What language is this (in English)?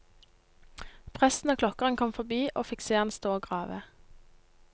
Norwegian